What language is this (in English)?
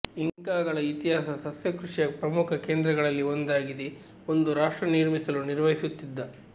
Kannada